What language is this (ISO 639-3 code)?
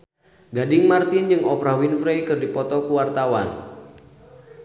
sun